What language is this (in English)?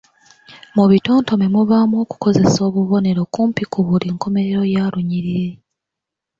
Ganda